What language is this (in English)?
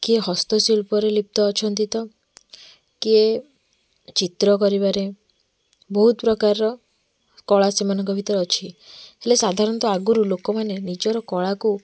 Odia